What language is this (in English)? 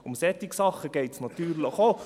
Swiss German